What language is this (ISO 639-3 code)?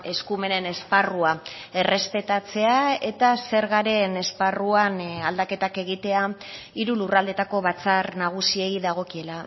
eus